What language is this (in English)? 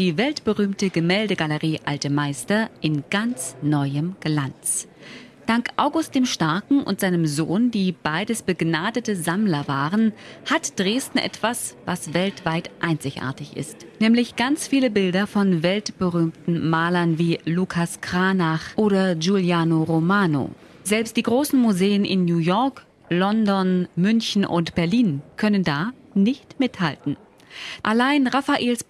German